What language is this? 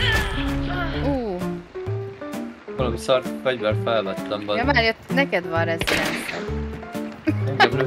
Hungarian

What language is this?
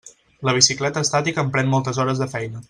Catalan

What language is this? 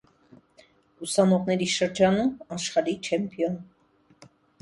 Armenian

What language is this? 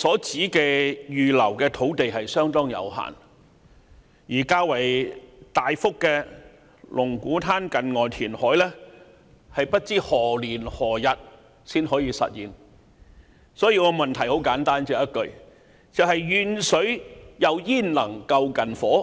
Cantonese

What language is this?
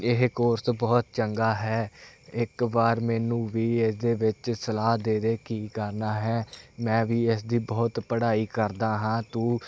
Punjabi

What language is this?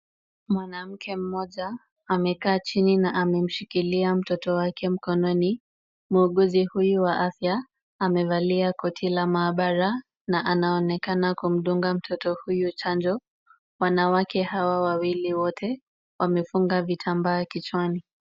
Swahili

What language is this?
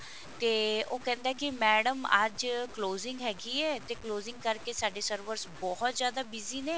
Punjabi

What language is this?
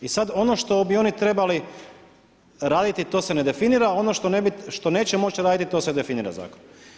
Croatian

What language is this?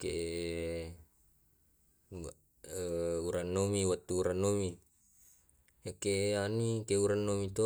Tae'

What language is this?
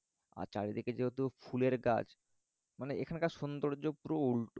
Bangla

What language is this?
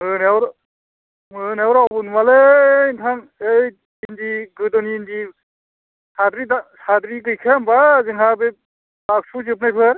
Bodo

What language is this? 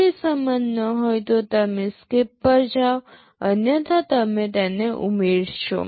Gujarati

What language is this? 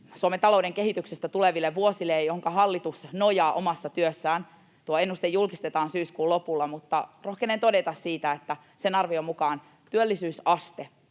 Finnish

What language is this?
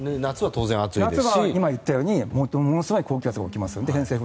Japanese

